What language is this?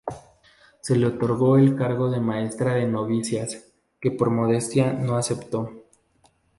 Spanish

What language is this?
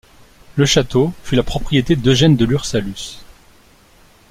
French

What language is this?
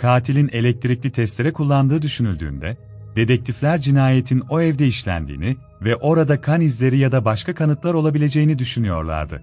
Turkish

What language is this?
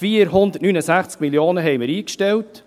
Swiss German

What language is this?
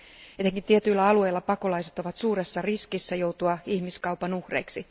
Finnish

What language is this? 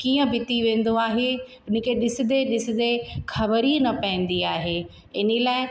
Sindhi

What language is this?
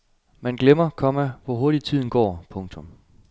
Danish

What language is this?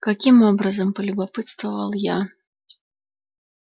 Russian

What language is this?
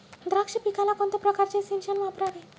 Marathi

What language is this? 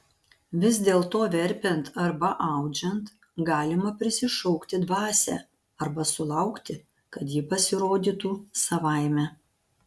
Lithuanian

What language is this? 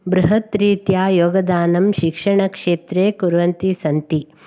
Sanskrit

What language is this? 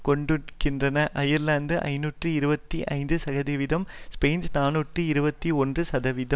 Tamil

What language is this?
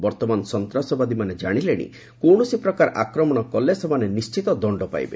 Odia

